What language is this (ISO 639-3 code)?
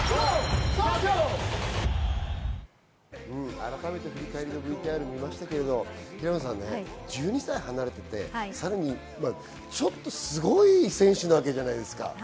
jpn